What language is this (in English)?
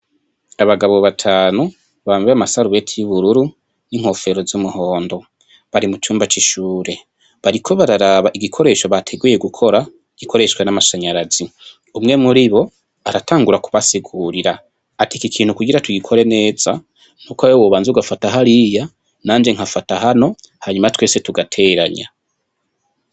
Rundi